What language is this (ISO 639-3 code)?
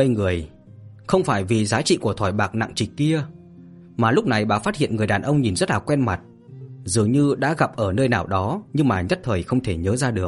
vie